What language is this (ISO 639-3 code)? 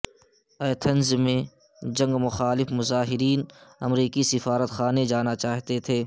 urd